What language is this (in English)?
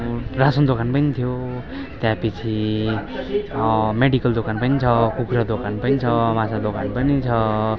Nepali